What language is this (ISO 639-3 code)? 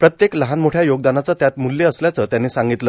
mar